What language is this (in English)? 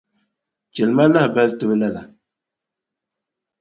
Dagbani